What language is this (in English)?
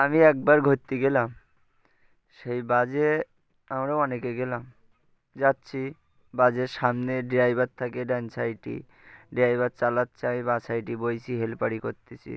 Bangla